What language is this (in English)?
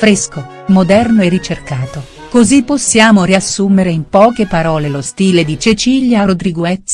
Italian